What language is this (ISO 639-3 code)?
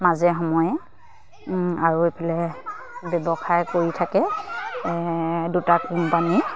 asm